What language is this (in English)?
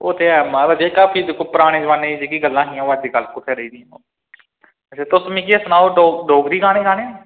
Dogri